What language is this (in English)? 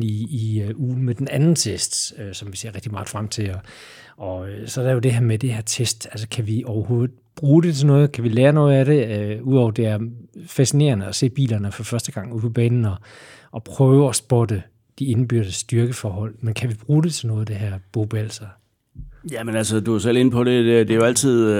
Danish